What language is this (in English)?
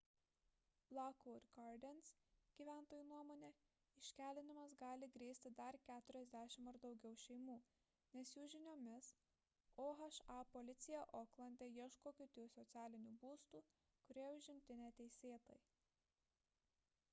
Lithuanian